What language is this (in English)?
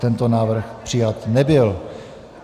Czech